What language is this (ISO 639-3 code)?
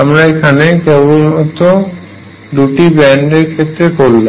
ben